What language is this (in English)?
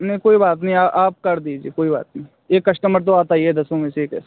Hindi